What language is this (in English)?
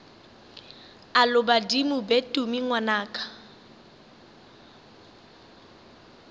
Northern Sotho